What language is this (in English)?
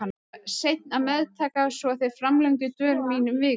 Icelandic